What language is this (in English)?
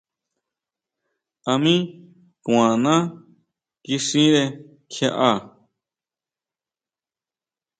Huautla Mazatec